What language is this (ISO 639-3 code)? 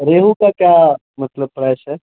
urd